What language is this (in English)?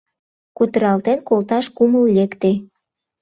Mari